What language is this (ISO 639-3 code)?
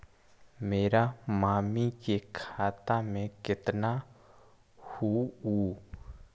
mag